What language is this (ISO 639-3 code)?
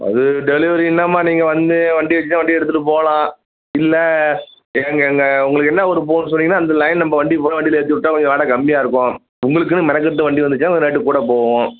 tam